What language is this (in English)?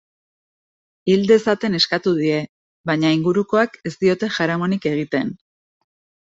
Basque